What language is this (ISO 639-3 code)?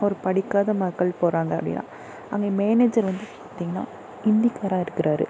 tam